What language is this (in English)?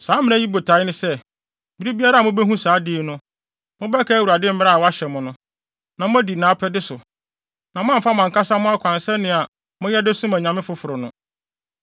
Akan